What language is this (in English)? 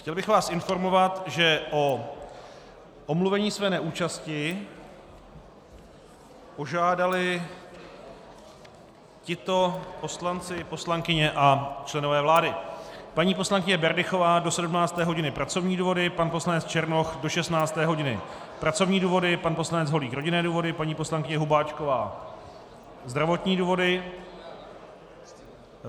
Czech